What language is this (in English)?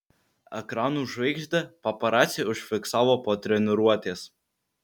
Lithuanian